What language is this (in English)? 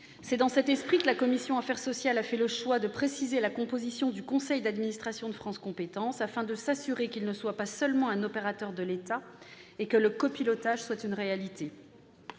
French